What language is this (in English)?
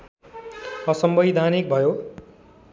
Nepali